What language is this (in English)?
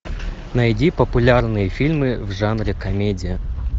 Russian